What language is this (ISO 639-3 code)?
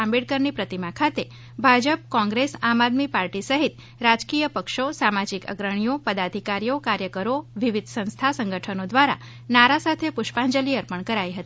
guj